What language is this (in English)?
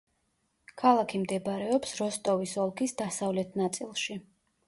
Georgian